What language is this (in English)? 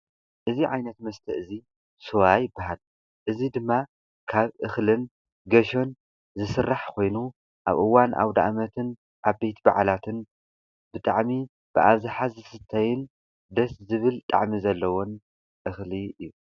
Tigrinya